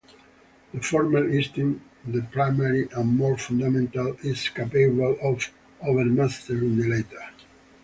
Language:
English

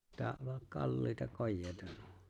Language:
Finnish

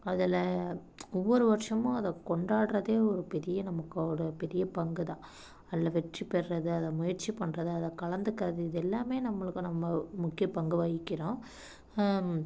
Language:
Tamil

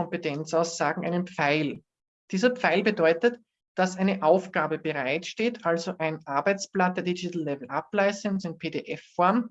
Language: German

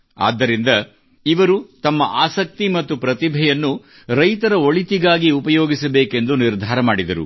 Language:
Kannada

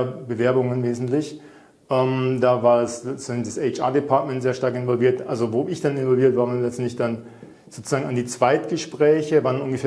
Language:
German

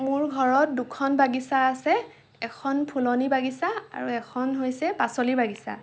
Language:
Assamese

